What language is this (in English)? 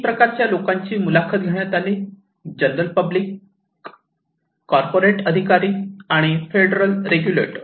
Marathi